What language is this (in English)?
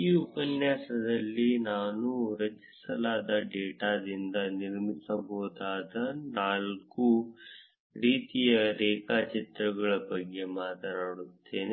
Kannada